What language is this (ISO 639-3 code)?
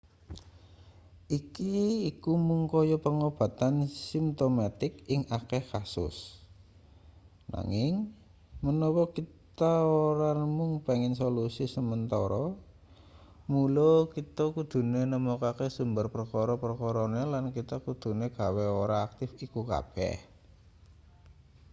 jav